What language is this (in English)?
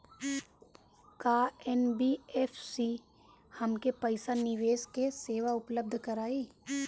Bhojpuri